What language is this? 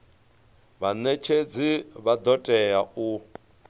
Venda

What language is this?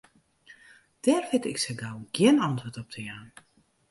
Western Frisian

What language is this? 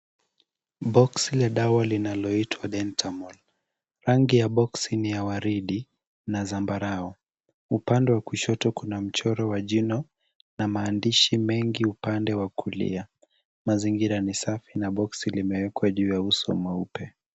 Swahili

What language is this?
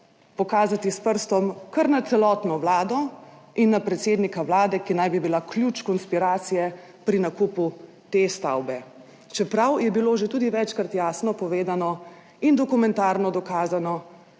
Slovenian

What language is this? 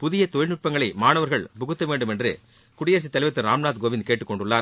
Tamil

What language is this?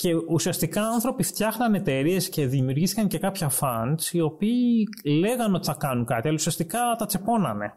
Greek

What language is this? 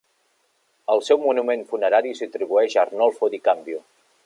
Catalan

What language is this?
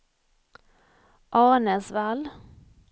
Swedish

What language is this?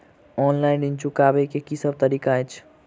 Maithili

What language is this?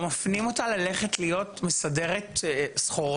Hebrew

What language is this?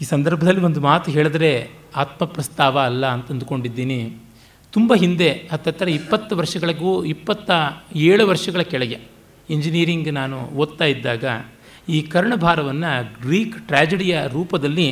Kannada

